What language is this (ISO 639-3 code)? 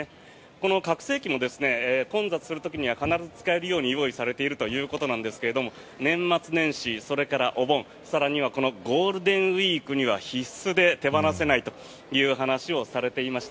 jpn